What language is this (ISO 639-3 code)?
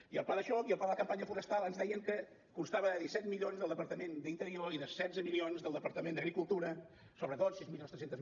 cat